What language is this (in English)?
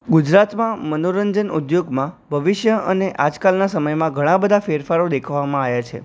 Gujarati